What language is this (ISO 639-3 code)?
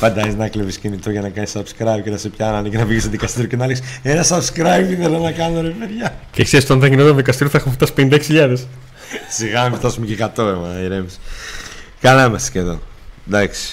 ell